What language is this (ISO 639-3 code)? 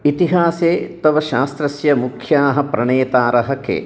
san